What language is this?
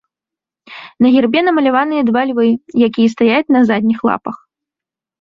Belarusian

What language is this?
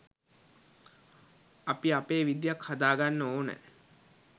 Sinhala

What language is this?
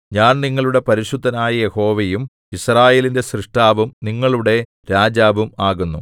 Malayalam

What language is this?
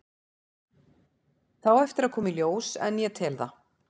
Icelandic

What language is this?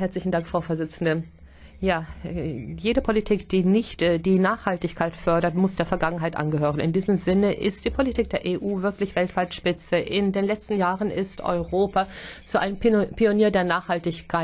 German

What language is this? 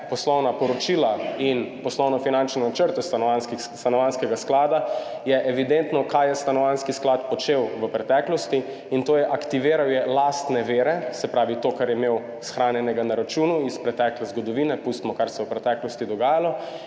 Slovenian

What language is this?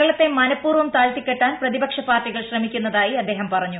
Malayalam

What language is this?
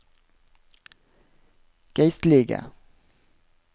Norwegian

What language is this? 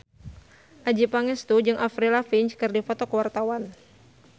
Sundanese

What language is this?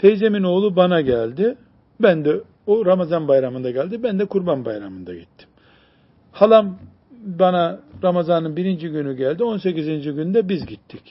Turkish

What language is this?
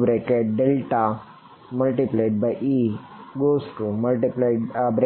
Gujarati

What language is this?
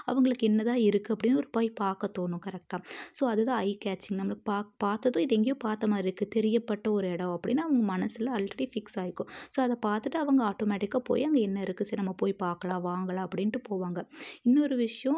Tamil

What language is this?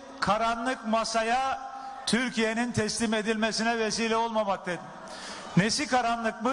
Turkish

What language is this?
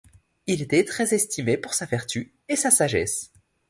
French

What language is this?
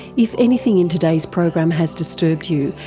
English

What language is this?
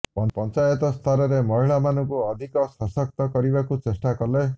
Odia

